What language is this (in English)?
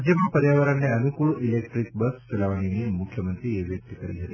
Gujarati